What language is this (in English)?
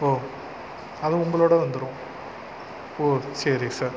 Tamil